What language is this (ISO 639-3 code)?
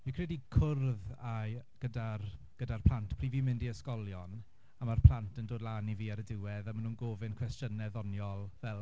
cym